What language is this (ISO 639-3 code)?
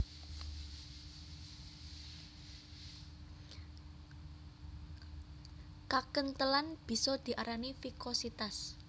jav